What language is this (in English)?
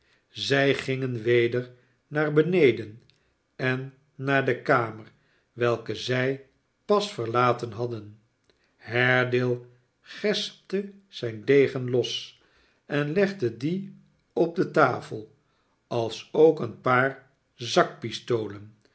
Dutch